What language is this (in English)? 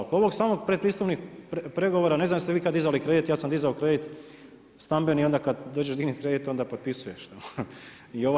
Croatian